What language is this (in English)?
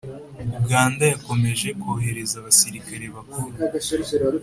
Kinyarwanda